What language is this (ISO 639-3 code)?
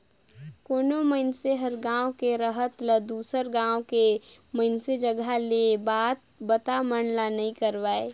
hne